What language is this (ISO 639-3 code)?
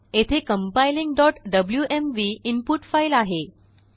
mar